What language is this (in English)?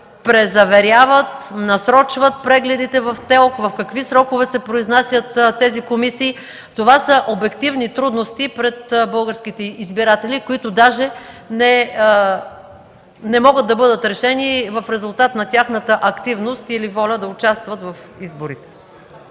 Bulgarian